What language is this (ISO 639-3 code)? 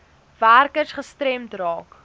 afr